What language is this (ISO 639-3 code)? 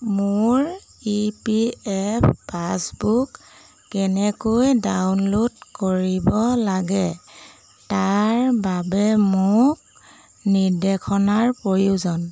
asm